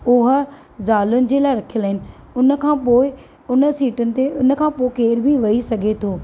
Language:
Sindhi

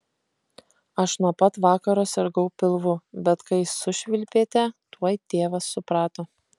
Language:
Lithuanian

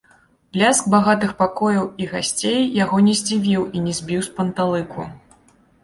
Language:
Belarusian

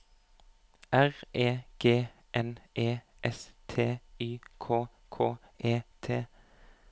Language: Norwegian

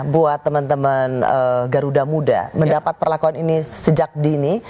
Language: Indonesian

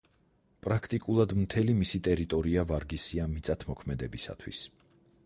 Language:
Georgian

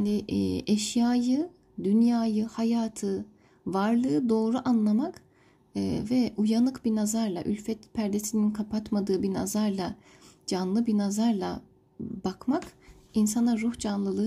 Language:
Turkish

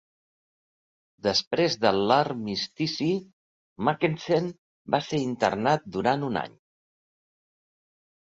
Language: Catalan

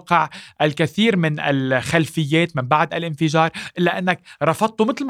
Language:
Arabic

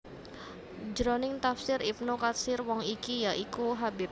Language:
Javanese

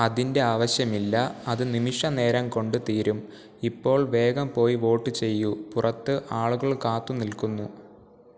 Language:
Malayalam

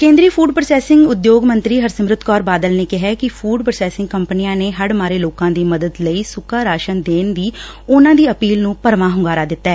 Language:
Punjabi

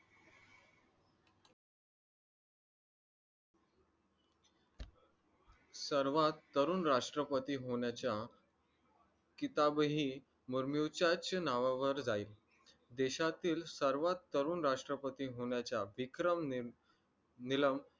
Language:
Marathi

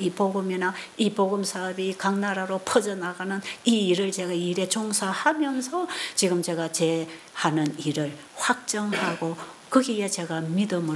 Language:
Korean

